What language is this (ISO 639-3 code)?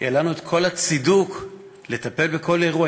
heb